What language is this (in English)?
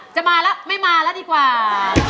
Thai